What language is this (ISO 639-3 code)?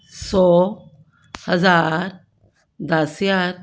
pan